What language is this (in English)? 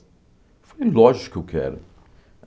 Portuguese